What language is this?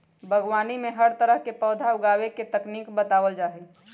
Magahi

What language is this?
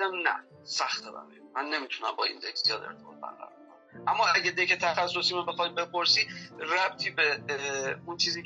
Persian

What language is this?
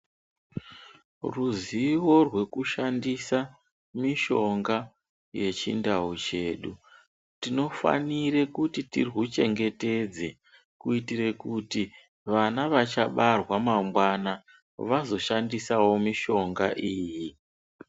Ndau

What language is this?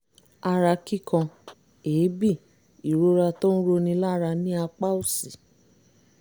Yoruba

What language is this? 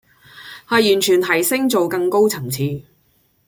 Cantonese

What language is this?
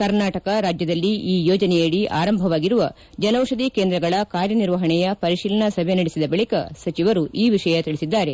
Kannada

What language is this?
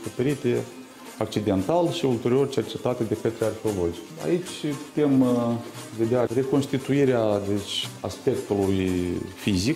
Romanian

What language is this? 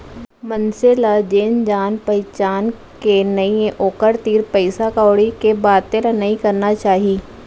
Chhattisgarhi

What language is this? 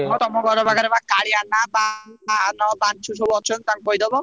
Odia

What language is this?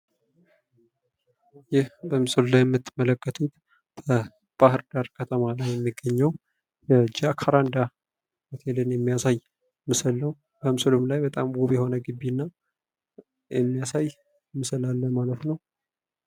Amharic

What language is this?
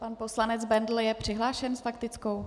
Czech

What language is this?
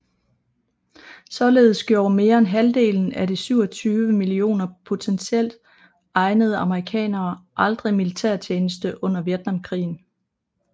Danish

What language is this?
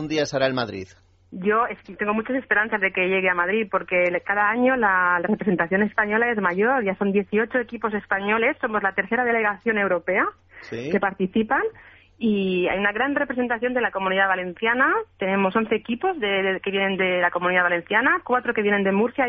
Spanish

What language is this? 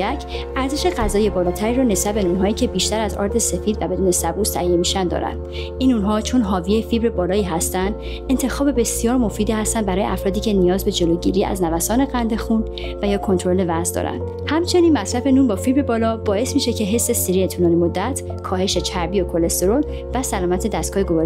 Persian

